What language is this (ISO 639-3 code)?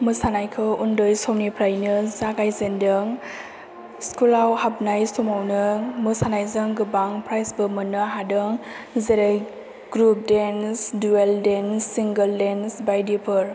brx